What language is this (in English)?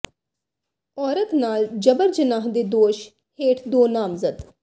Punjabi